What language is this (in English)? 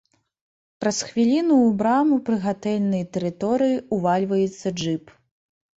Belarusian